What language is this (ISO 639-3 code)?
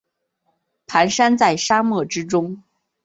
zho